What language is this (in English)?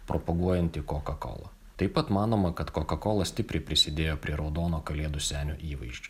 Lithuanian